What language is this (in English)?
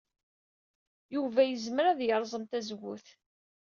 Kabyle